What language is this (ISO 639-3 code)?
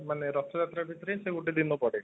ori